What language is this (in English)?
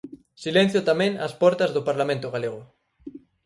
Galician